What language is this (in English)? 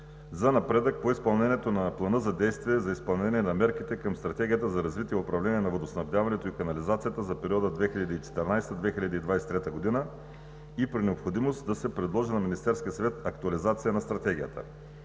Bulgarian